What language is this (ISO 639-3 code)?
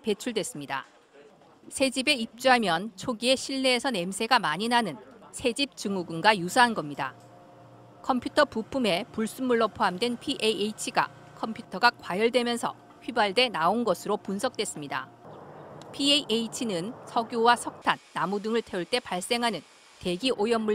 kor